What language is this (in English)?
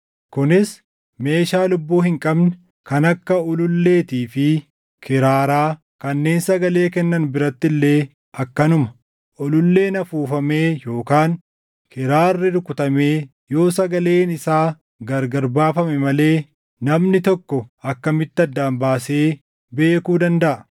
Oromo